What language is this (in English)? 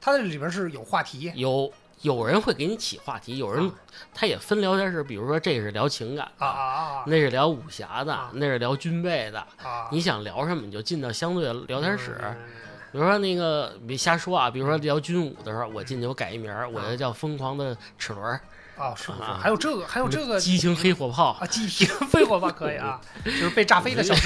Chinese